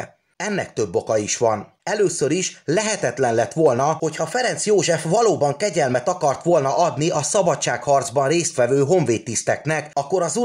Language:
Hungarian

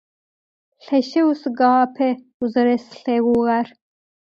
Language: Adyghe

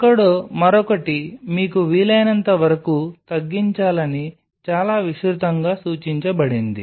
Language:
Telugu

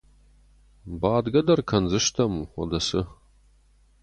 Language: Ossetic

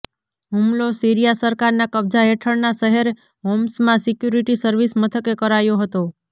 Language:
Gujarati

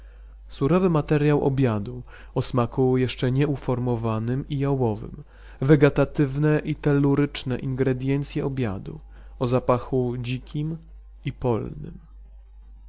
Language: Polish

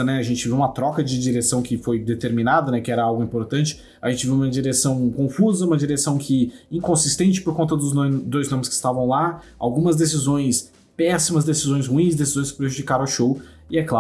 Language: Portuguese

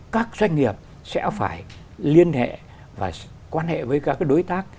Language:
Vietnamese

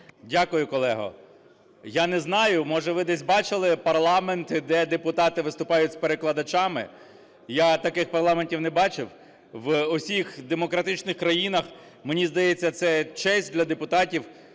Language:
Ukrainian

